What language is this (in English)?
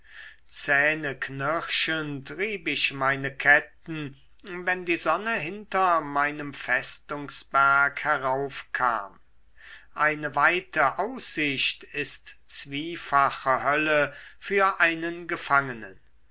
German